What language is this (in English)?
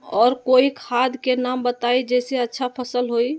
Magahi